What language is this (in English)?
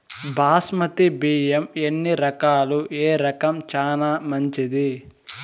Telugu